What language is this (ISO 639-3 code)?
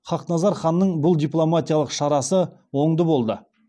kaz